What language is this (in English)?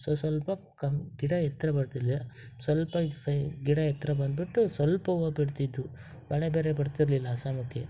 Kannada